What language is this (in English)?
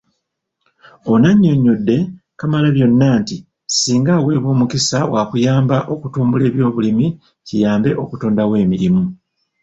Ganda